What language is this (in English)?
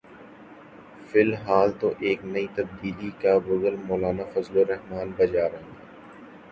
Urdu